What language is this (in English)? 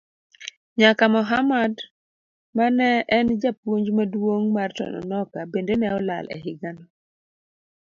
Luo (Kenya and Tanzania)